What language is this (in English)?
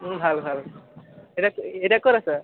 Assamese